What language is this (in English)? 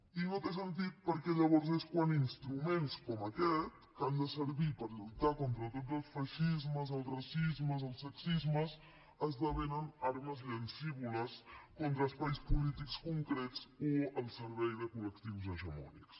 Catalan